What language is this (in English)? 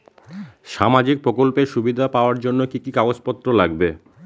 Bangla